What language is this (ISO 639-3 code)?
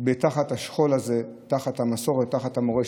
heb